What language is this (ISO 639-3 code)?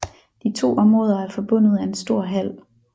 dan